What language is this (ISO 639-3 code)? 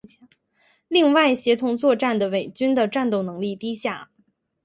zho